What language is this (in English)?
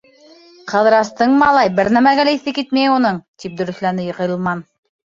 Bashkir